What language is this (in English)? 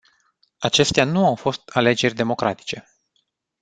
Romanian